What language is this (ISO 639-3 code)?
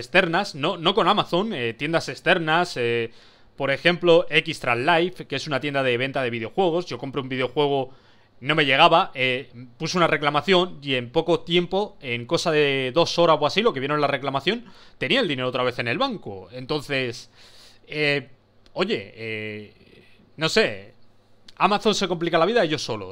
spa